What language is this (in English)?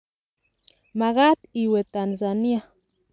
Kalenjin